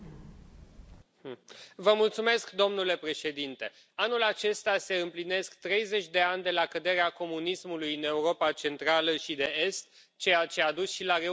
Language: Romanian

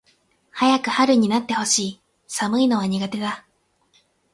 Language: Japanese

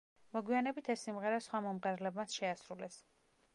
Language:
Georgian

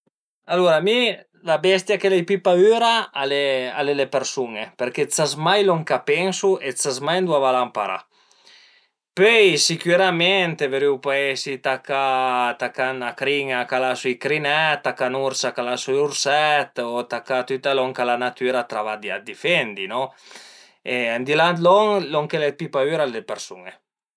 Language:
Piedmontese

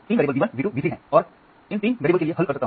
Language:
Hindi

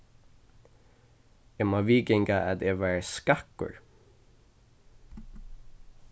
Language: Faroese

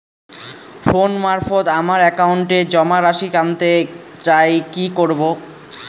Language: Bangla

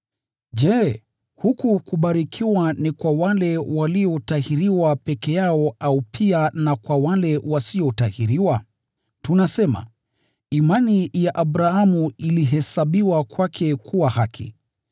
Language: Swahili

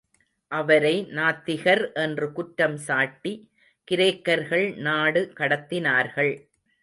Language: Tamil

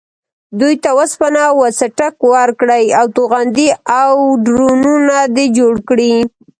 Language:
Pashto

